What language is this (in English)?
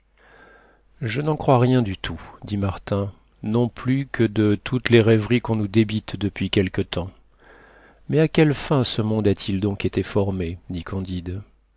French